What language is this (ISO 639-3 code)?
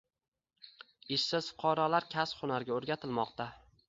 uzb